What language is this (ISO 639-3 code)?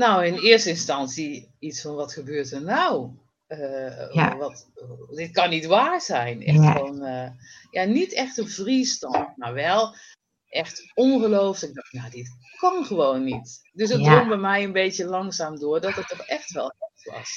nld